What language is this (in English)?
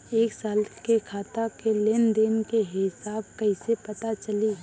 Bhojpuri